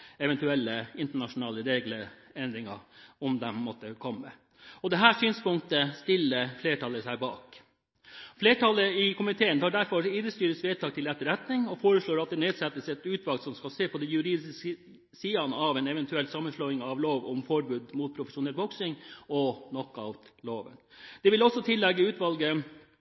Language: Norwegian Bokmål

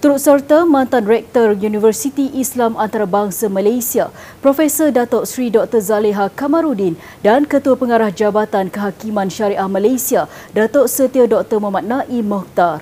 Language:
Malay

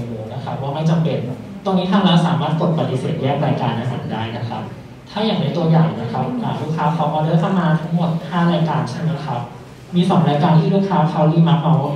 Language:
Thai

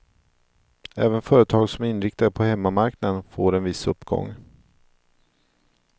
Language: Swedish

